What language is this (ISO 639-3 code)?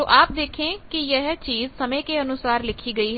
hin